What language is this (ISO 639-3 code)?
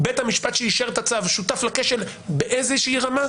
heb